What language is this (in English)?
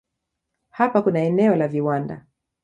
Swahili